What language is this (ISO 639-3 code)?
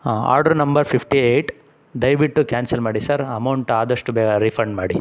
kan